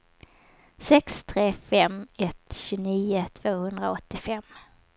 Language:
Swedish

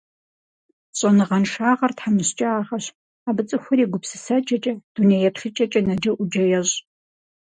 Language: Kabardian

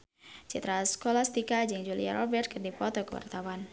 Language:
Sundanese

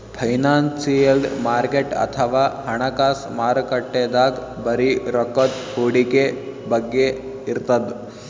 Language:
Kannada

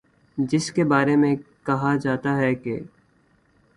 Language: Urdu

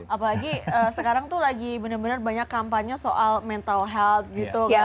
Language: Indonesian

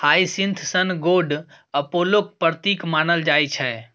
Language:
Maithili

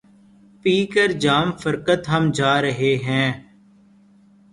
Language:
Urdu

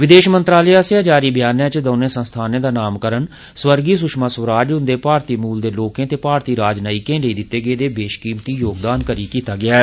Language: Dogri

